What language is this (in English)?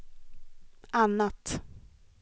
Swedish